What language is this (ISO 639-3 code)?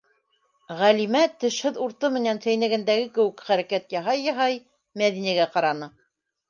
bak